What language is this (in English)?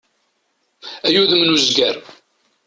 Kabyle